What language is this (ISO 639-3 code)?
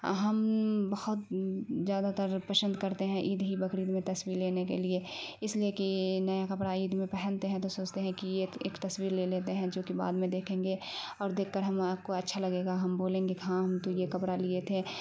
urd